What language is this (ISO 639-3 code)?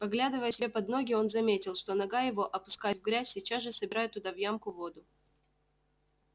rus